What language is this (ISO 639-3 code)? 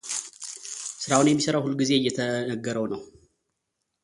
amh